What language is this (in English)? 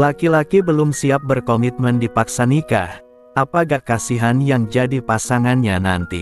Indonesian